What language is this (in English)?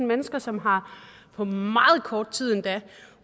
Danish